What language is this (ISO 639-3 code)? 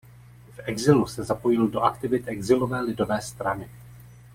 ces